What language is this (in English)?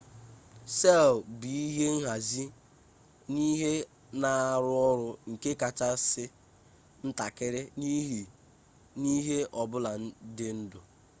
Igbo